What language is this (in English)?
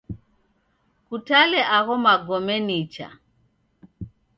Taita